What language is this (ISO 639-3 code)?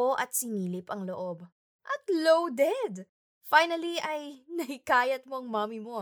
fil